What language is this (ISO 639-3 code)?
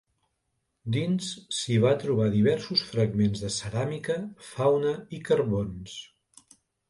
cat